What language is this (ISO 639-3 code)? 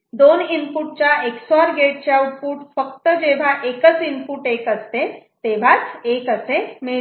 mar